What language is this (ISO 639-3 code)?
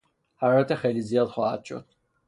fas